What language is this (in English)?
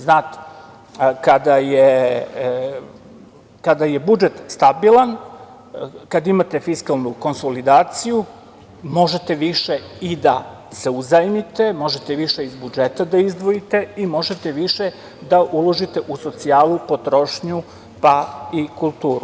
Serbian